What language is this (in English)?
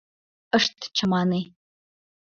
Mari